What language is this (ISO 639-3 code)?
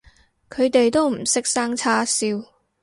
yue